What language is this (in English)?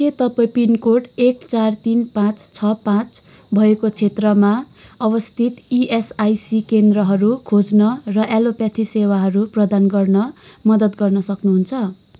Nepali